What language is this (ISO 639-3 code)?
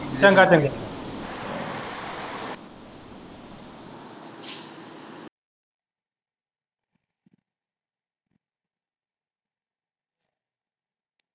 pan